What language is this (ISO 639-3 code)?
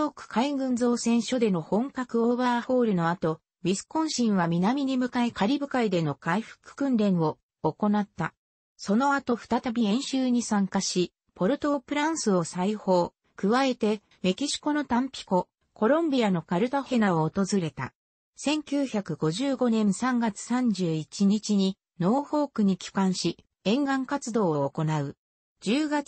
jpn